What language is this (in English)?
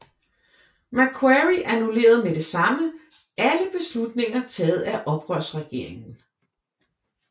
Danish